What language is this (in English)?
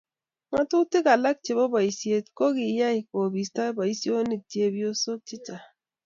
Kalenjin